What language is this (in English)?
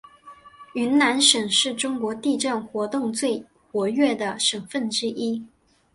Chinese